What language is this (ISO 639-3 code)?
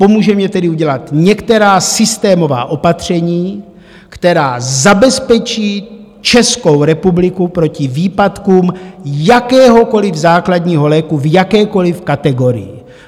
ces